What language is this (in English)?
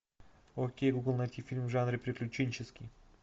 Russian